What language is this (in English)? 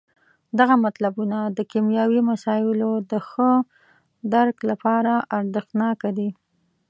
Pashto